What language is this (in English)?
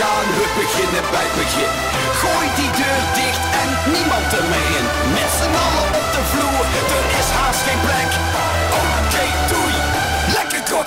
Dutch